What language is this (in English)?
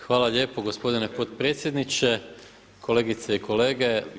Croatian